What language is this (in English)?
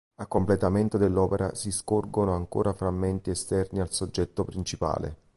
Italian